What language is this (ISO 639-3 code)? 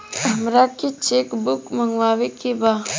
bho